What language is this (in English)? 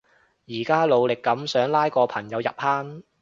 Cantonese